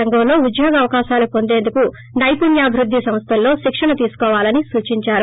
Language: Telugu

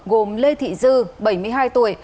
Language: Vietnamese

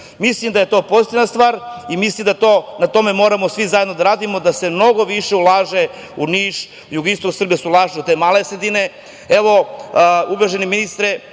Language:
Serbian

